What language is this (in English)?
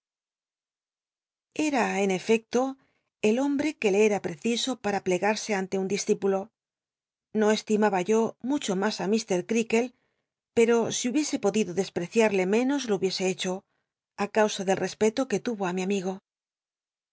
Spanish